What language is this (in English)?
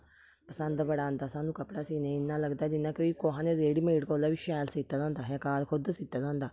Dogri